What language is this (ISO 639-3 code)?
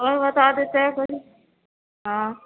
urd